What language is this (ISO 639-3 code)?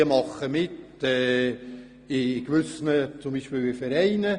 gsw